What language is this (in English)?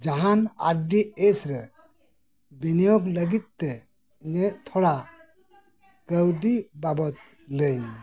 Santali